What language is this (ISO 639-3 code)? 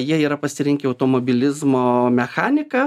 lit